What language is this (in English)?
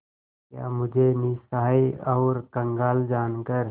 Hindi